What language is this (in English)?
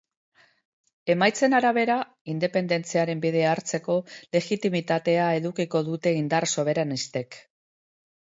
Basque